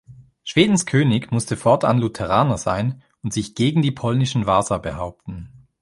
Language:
German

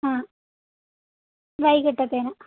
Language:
Malayalam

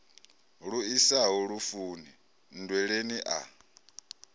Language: Venda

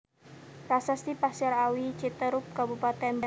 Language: Javanese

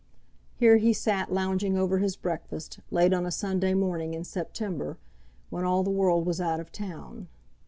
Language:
English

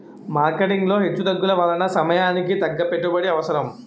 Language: Telugu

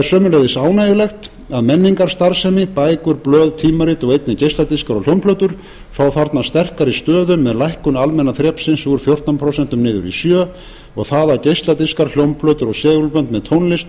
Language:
Icelandic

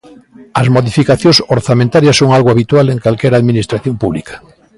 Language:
Galician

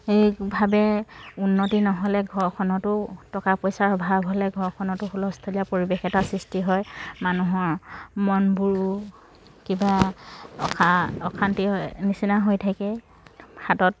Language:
Assamese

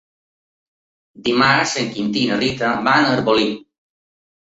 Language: Catalan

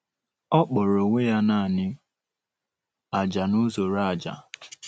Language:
Igbo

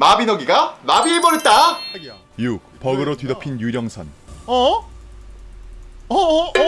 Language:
Korean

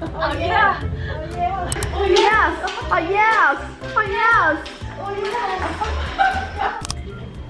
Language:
Korean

